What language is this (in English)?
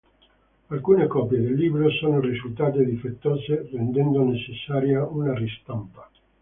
Italian